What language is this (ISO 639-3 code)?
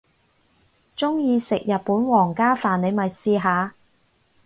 yue